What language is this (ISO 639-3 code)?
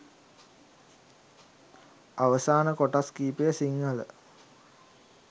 sin